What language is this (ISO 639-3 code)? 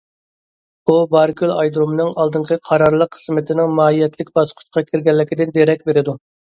uig